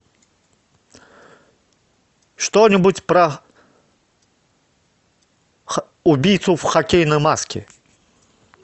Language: Russian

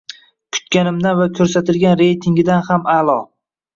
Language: Uzbek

